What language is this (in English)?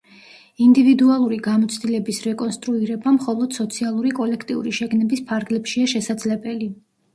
Georgian